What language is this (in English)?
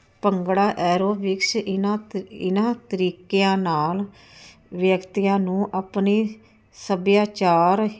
Punjabi